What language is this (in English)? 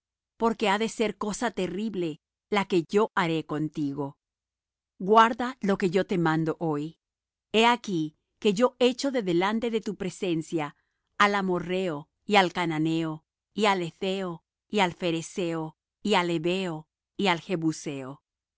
Spanish